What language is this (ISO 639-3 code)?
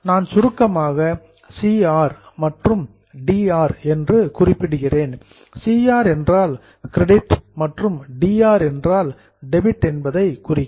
tam